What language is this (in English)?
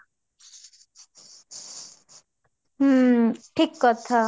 Odia